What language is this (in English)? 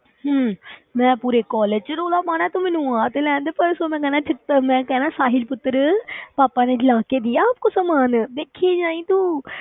Punjabi